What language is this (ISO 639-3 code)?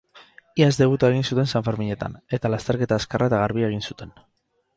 eus